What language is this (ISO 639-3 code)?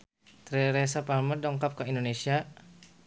sun